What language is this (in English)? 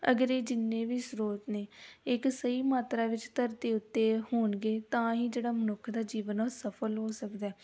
Punjabi